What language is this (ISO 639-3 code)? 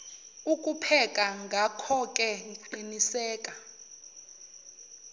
zul